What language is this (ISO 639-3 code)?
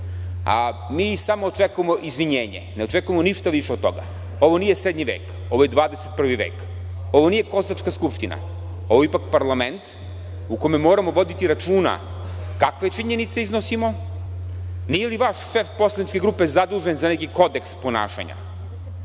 srp